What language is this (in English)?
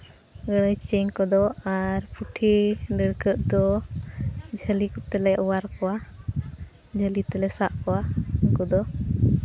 Santali